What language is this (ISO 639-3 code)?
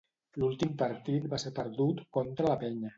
cat